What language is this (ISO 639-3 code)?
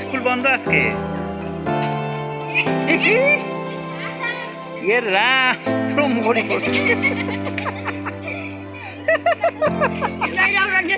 ben